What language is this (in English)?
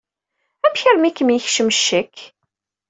Kabyle